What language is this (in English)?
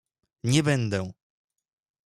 Polish